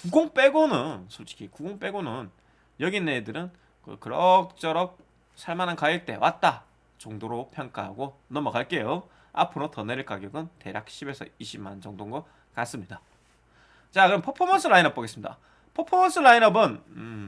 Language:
Korean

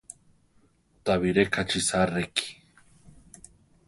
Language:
Central Tarahumara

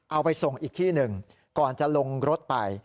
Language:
Thai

